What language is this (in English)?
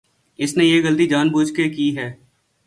Urdu